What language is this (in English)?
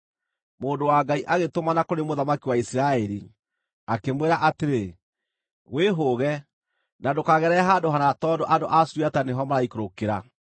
Kikuyu